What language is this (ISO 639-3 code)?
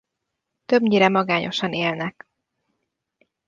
hun